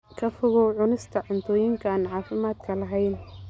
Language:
Somali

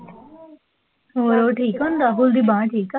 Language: Punjabi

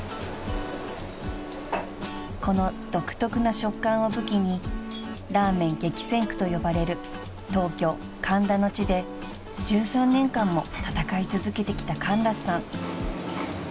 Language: Japanese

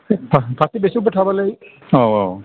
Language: Bodo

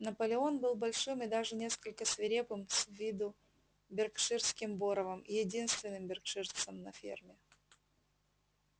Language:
Russian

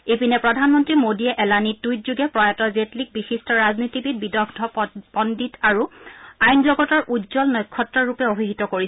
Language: Assamese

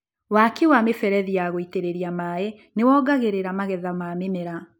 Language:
Kikuyu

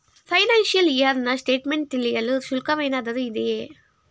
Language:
Kannada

